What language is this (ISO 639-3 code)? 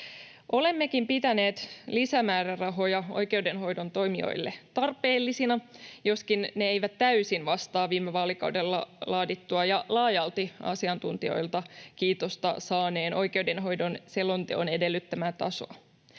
fin